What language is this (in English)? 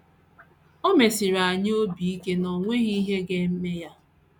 Igbo